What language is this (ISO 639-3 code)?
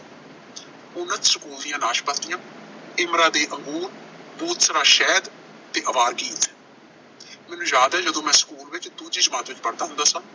pan